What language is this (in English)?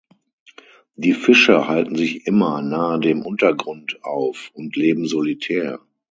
German